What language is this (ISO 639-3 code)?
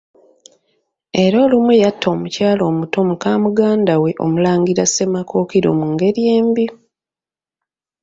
lug